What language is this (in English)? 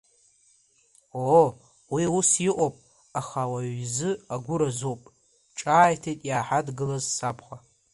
Abkhazian